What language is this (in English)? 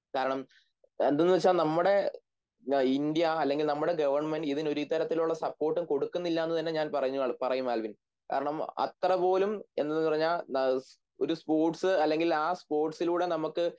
Malayalam